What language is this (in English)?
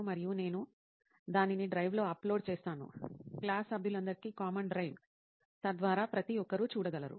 Telugu